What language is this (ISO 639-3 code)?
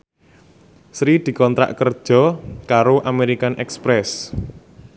jav